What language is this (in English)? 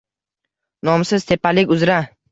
Uzbek